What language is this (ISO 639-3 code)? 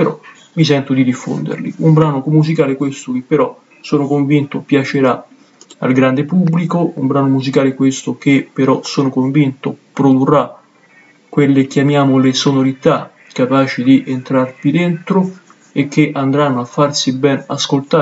ita